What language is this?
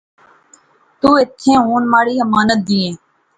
Pahari-Potwari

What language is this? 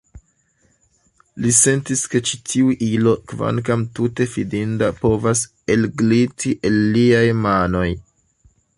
Esperanto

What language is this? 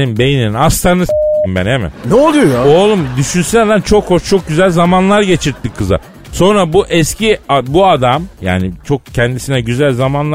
Turkish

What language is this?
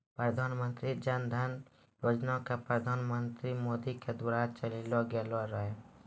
Maithili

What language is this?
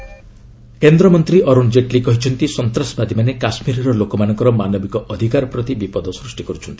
Odia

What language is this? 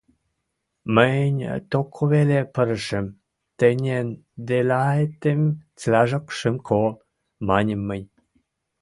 Western Mari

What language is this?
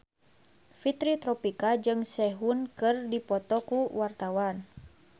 Sundanese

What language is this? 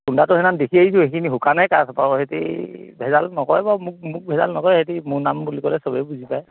Assamese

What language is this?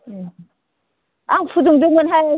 Bodo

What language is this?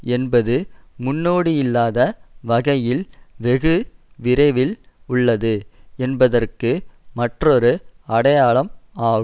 Tamil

